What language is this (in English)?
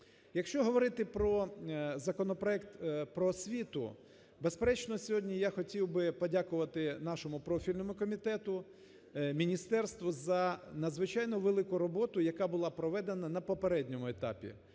Ukrainian